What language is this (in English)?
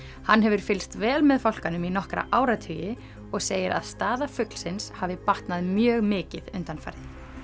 Icelandic